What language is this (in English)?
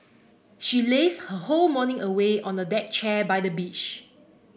English